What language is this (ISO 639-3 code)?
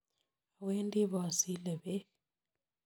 kln